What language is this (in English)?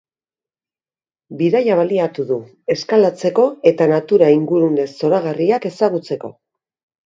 Basque